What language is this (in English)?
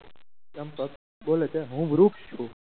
Gujarati